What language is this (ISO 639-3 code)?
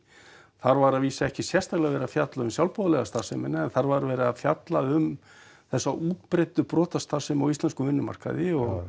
isl